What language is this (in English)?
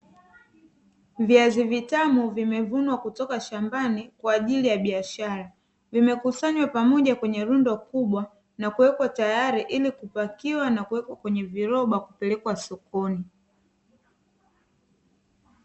Swahili